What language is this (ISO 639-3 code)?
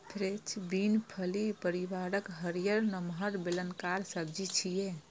mai